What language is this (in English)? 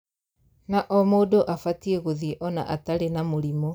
Kikuyu